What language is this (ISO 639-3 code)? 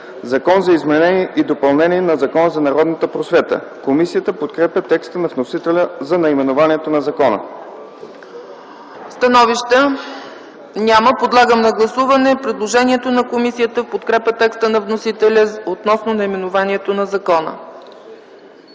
bul